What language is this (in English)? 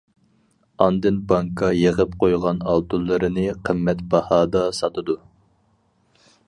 Uyghur